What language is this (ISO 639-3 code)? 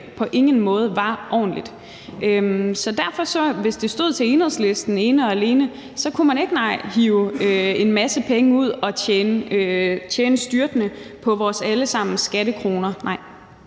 dan